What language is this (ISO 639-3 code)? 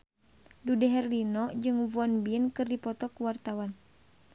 sun